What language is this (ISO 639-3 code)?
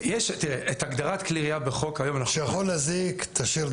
heb